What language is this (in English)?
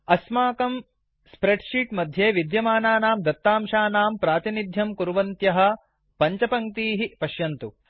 Sanskrit